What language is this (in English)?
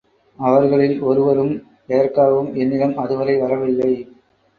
Tamil